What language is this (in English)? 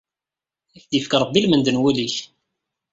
Kabyle